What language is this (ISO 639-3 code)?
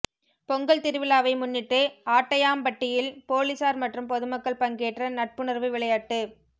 tam